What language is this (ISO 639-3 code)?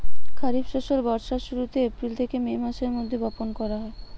ben